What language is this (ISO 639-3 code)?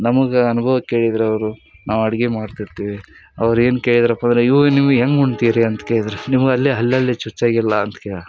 kan